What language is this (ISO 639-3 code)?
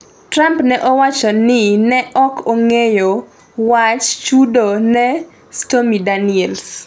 luo